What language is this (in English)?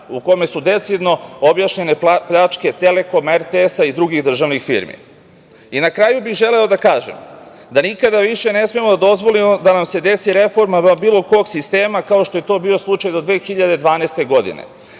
Serbian